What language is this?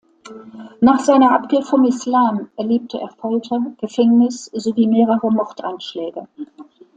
German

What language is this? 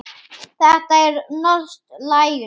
Icelandic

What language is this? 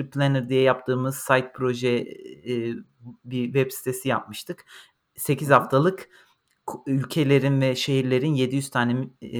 Turkish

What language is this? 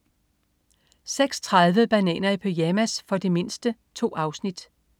Danish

